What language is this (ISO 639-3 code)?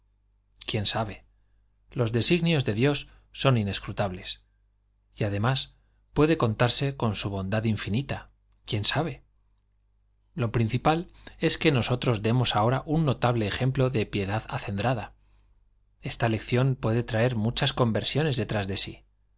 spa